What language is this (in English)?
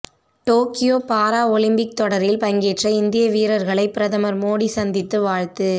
Tamil